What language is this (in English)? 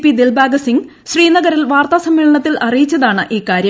Malayalam